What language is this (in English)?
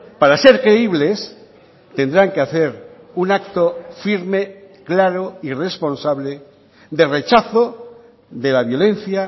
Spanish